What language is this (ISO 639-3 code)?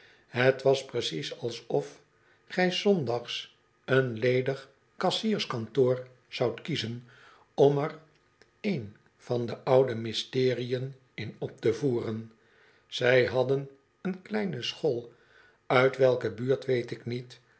nld